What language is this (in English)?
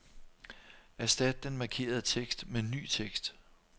Danish